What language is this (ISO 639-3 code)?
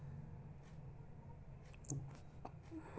mai